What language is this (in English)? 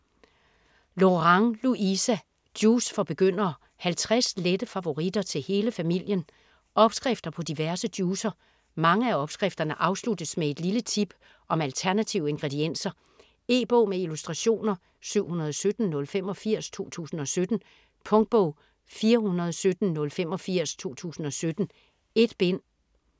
Danish